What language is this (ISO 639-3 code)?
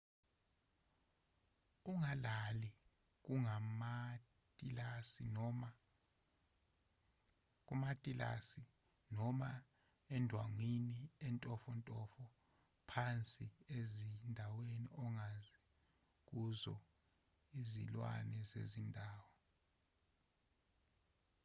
zul